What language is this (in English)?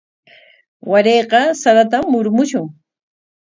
Corongo Ancash Quechua